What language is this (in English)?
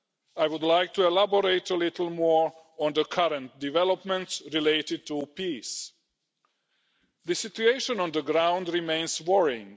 English